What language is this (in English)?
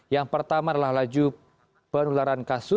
Indonesian